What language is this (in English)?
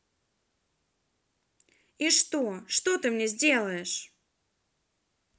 Russian